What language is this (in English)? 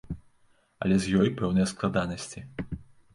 Belarusian